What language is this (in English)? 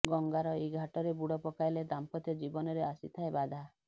Odia